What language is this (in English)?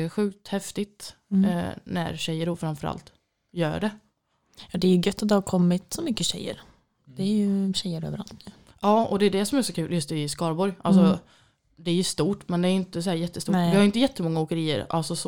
Swedish